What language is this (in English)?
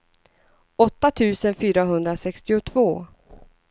Swedish